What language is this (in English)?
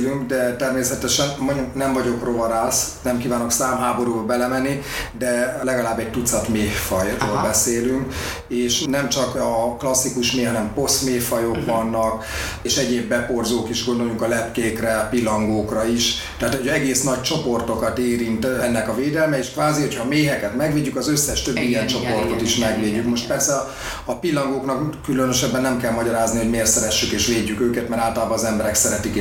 Hungarian